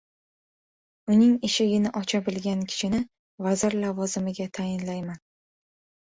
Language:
Uzbek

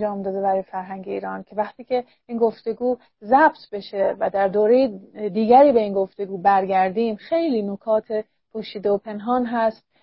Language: Persian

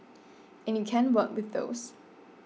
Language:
English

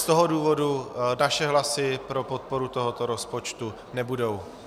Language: Czech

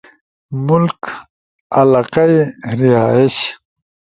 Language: Ushojo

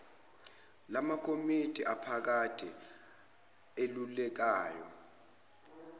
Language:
Zulu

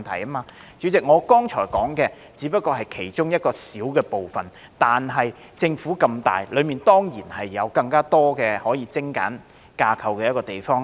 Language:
Cantonese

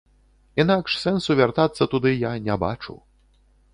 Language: Belarusian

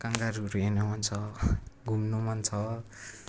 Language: Nepali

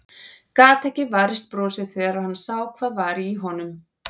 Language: Icelandic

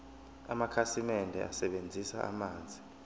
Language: Zulu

